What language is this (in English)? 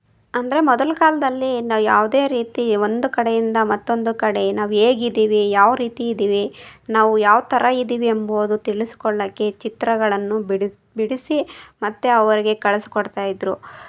Kannada